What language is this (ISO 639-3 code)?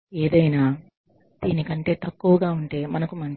tel